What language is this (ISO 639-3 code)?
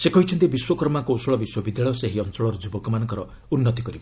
ori